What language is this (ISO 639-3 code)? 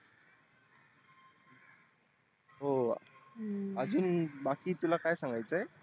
mar